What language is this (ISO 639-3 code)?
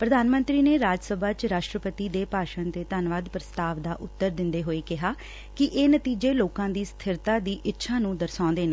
pan